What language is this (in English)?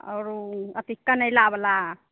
Maithili